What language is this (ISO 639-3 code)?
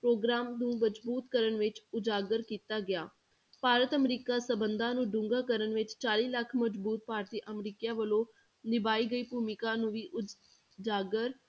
pan